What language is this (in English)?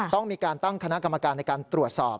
Thai